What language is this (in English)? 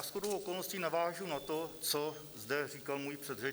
Czech